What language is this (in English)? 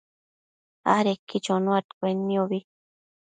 Matsés